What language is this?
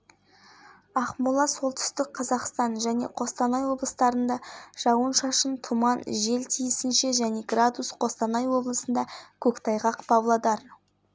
Kazakh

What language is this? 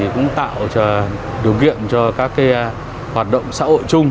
Vietnamese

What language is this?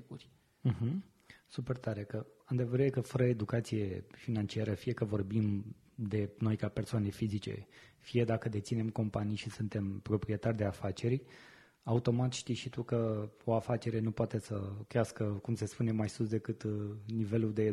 Romanian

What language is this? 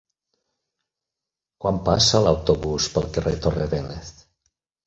Catalan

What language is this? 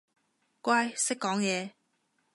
Cantonese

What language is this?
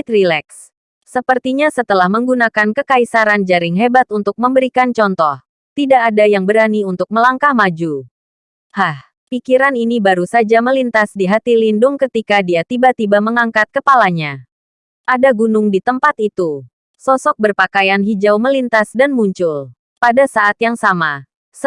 Indonesian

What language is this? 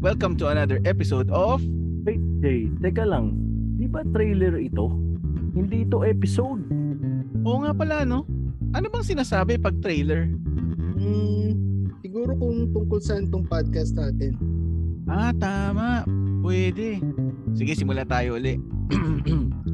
Filipino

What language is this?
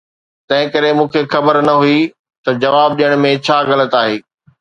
Sindhi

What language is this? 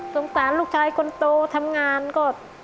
Thai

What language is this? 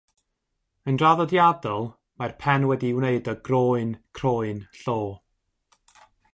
Welsh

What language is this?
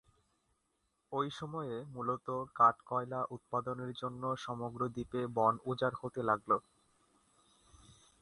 Bangla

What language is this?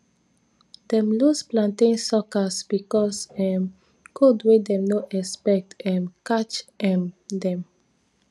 Nigerian Pidgin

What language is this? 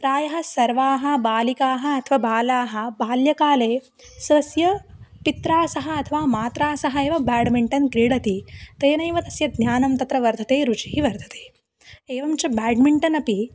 Sanskrit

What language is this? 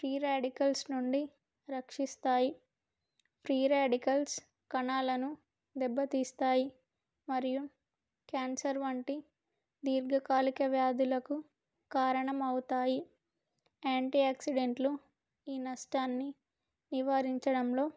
Telugu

